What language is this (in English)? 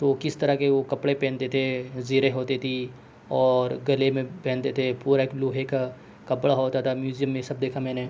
Urdu